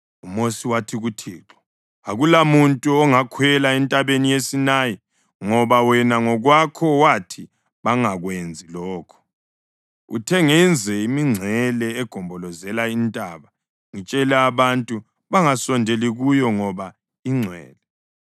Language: North Ndebele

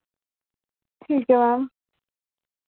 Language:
Dogri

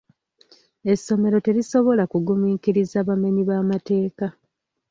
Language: Ganda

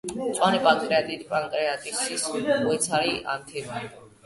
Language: Georgian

